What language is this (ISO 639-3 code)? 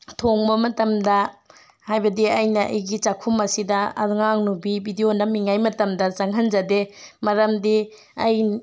mni